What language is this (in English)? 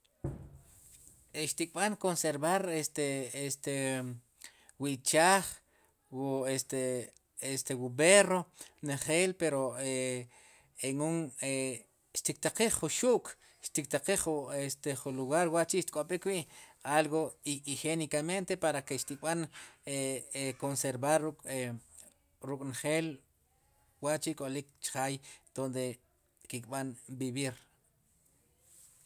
Sipacapense